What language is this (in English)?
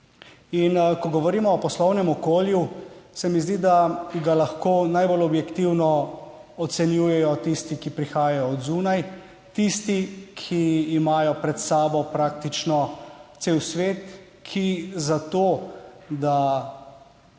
Slovenian